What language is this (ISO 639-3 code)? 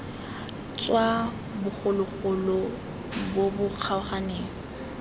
tsn